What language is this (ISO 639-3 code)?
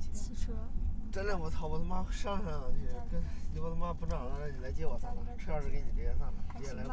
zho